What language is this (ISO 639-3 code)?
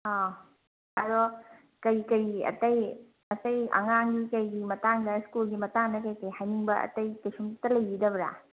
mni